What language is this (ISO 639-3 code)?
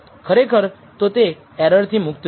guj